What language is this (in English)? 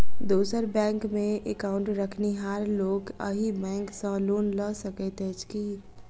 Maithili